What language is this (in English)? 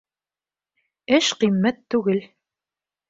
Bashkir